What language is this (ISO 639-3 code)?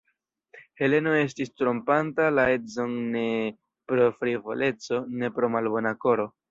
epo